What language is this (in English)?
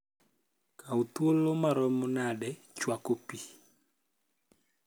Luo (Kenya and Tanzania)